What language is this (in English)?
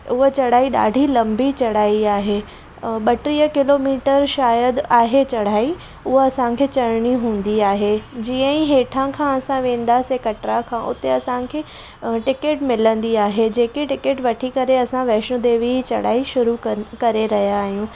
Sindhi